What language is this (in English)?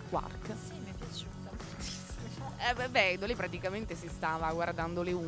Italian